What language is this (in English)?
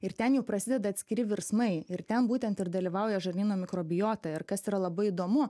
Lithuanian